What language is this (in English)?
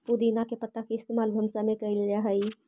Magahi